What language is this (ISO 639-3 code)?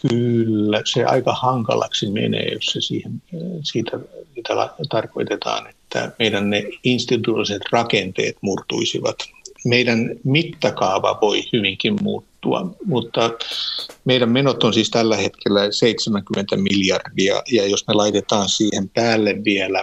fin